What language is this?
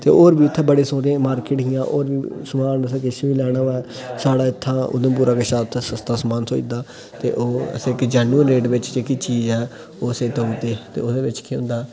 Dogri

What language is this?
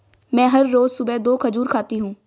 Hindi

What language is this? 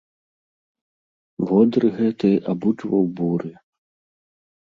Belarusian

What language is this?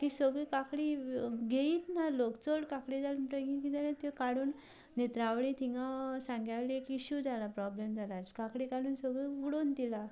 Konkani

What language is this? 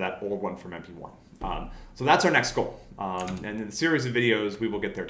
English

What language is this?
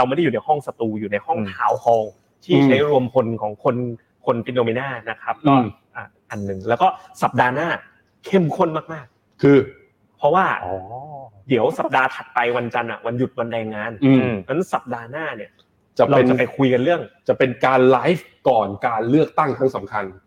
Thai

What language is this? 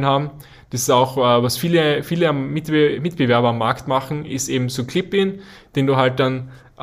German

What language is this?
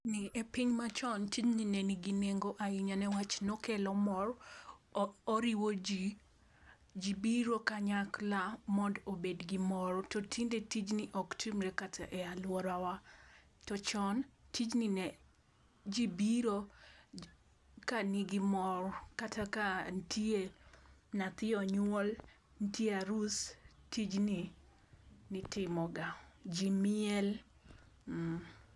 Luo (Kenya and Tanzania)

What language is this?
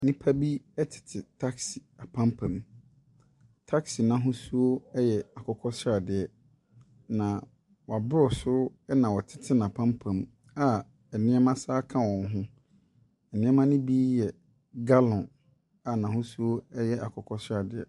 Akan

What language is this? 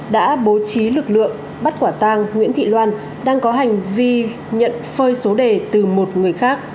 Vietnamese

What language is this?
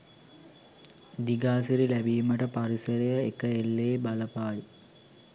Sinhala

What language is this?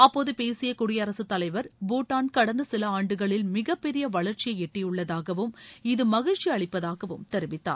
Tamil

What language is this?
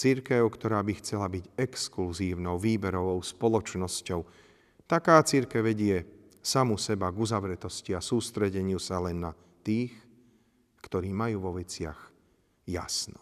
Slovak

